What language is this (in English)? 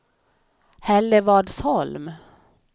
Swedish